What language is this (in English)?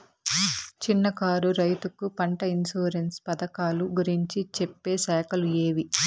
Telugu